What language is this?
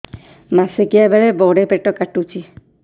Odia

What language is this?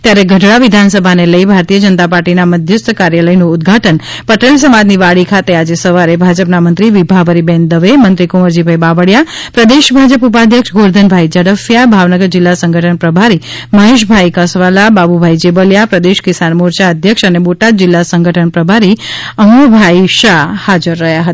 Gujarati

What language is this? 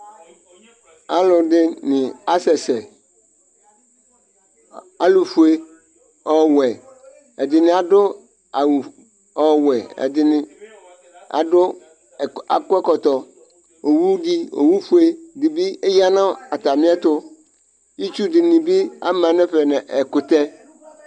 Ikposo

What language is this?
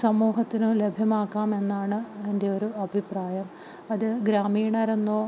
Malayalam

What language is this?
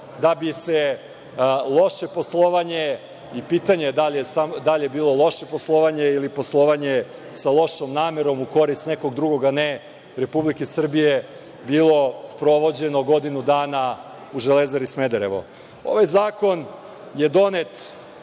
Serbian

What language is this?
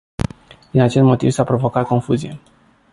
Romanian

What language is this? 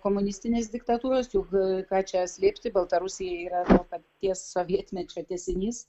Lithuanian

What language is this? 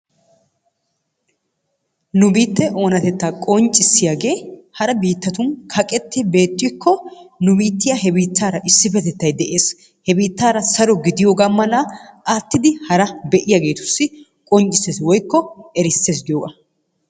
Wolaytta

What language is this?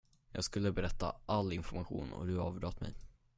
Swedish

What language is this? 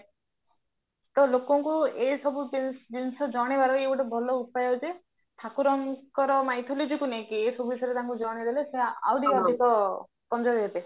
Odia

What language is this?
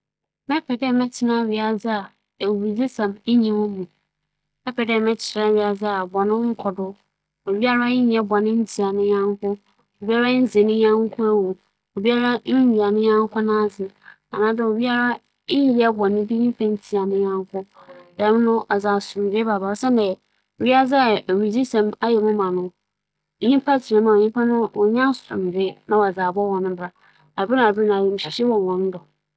Akan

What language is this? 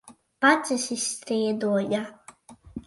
Latvian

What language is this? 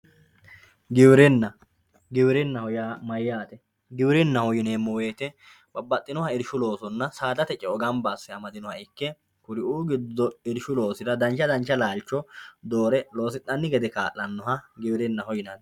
Sidamo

